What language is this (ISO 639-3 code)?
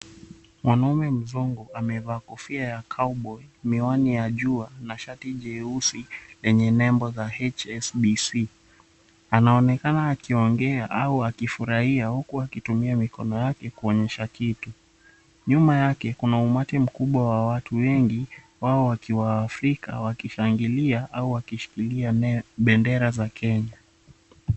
swa